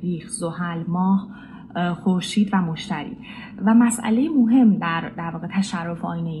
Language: Persian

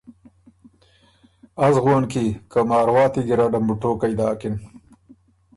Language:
Ormuri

